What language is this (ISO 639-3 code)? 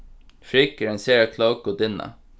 fao